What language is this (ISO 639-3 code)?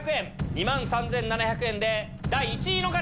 jpn